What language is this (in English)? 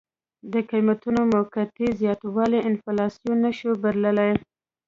Pashto